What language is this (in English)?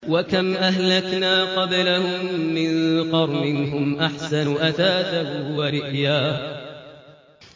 Arabic